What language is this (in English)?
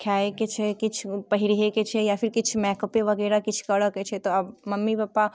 Maithili